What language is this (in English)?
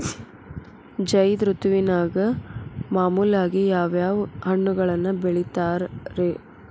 Kannada